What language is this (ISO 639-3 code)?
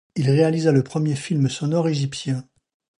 fra